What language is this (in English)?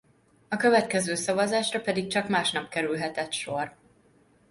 Hungarian